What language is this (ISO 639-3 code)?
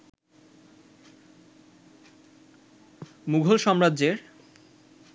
ben